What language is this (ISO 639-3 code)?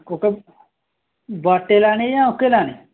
doi